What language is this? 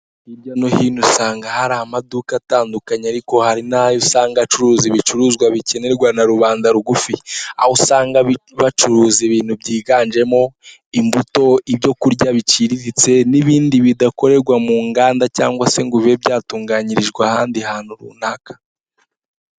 Kinyarwanda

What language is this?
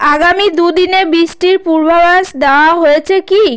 Bangla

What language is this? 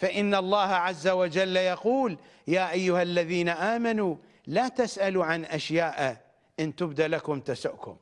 Arabic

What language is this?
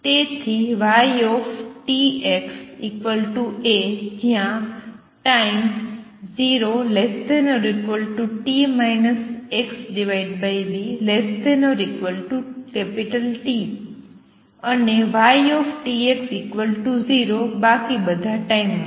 Gujarati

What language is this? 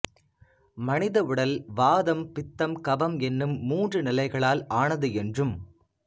Tamil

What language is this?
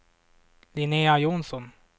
Swedish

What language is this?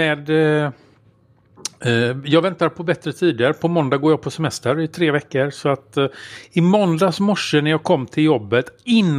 Swedish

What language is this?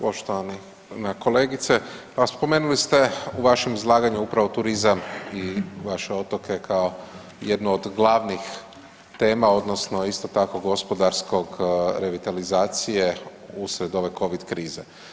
Croatian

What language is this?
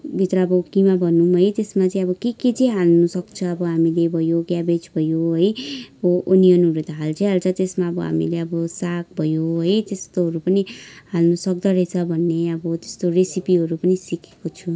Nepali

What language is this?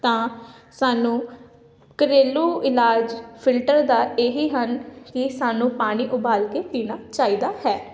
Punjabi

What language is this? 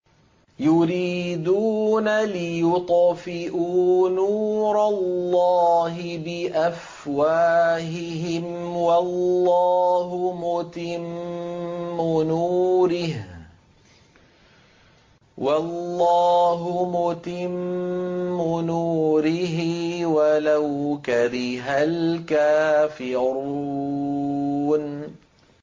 Arabic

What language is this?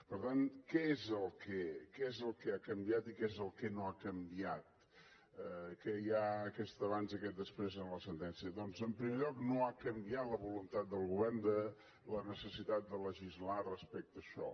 Catalan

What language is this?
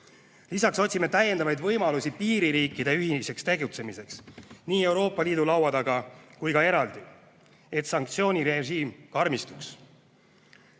Estonian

